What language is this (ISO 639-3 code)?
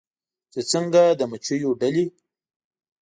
pus